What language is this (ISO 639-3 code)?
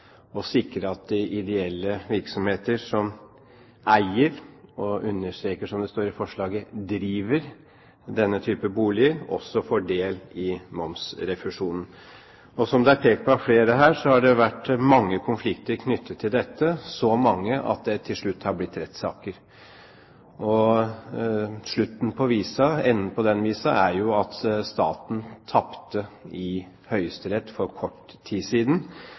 nob